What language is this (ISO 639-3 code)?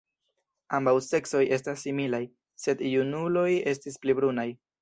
epo